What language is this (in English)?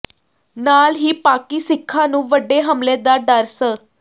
Punjabi